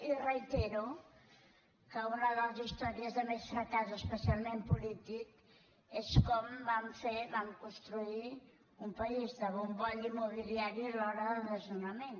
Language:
Catalan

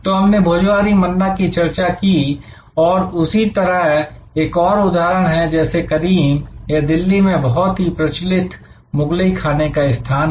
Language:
Hindi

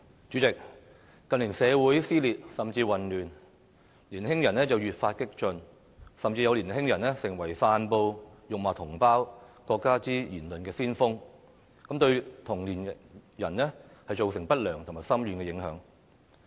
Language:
Cantonese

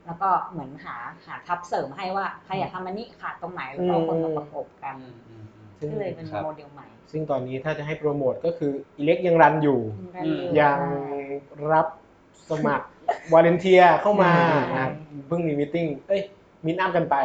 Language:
Thai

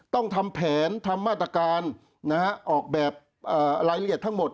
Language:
Thai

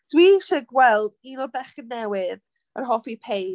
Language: Welsh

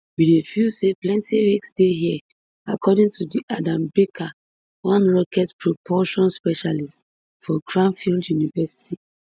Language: Nigerian Pidgin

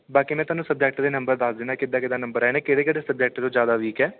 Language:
Punjabi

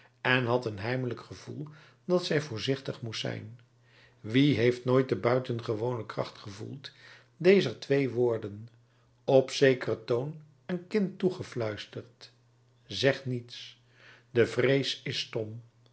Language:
Dutch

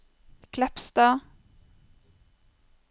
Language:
Norwegian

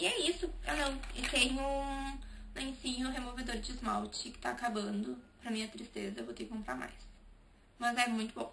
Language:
Portuguese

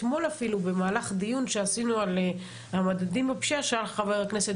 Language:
Hebrew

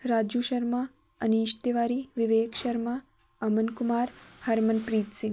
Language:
Punjabi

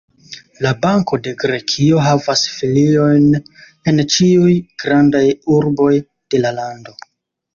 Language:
Esperanto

